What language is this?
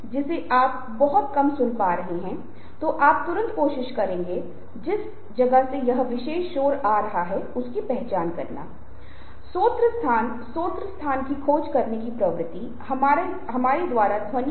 Hindi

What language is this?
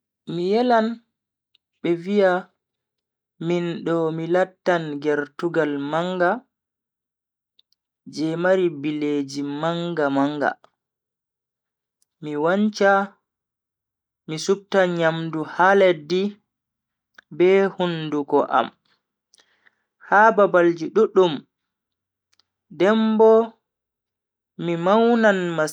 Bagirmi Fulfulde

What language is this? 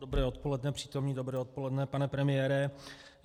Czech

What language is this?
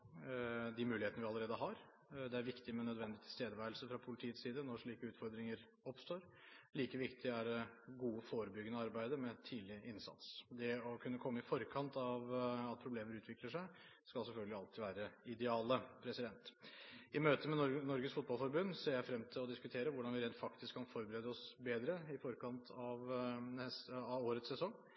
Norwegian Bokmål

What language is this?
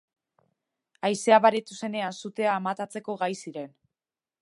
Basque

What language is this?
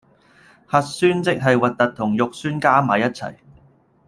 Cantonese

